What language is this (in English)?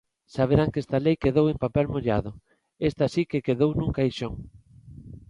Galician